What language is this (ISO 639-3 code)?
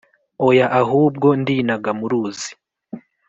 kin